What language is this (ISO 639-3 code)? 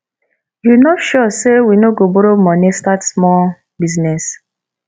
pcm